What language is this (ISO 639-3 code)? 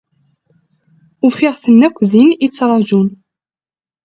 kab